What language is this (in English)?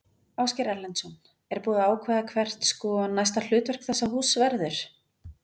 Icelandic